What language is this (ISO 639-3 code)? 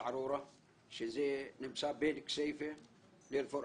heb